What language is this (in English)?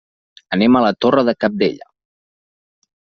Catalan